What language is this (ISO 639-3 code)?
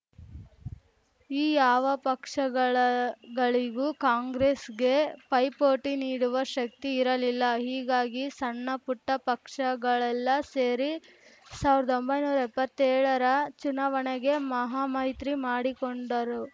kan